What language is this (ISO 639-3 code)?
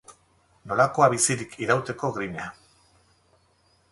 eus